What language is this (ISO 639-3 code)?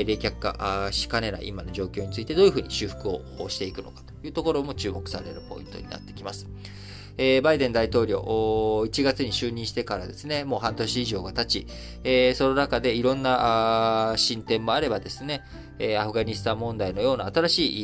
jpn